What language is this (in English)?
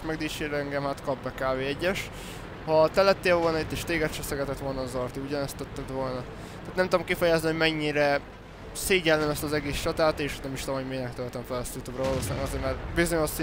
Hungarian